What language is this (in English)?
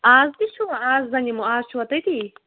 Kashmiri